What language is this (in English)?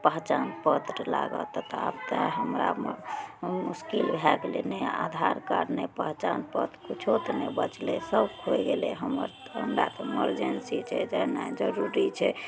Maithili